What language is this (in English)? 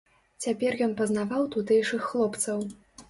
Belarusian